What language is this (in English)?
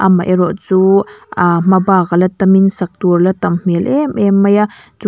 Mizo